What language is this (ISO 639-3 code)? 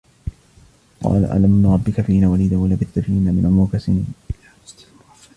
ara